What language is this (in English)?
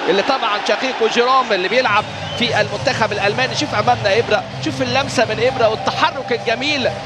Arabic